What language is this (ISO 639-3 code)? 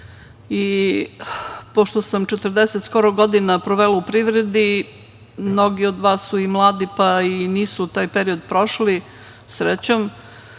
srp